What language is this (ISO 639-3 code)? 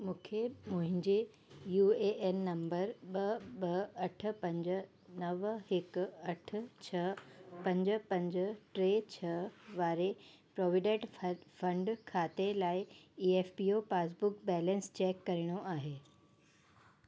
snd